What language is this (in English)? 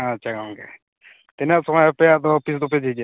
Santali